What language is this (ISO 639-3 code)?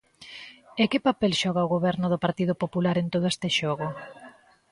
glg